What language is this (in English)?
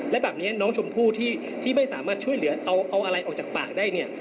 Thai